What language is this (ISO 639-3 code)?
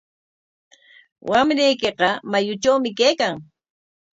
qwa